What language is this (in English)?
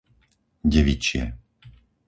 Slovak